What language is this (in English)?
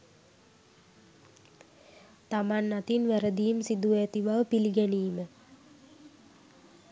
Sinhala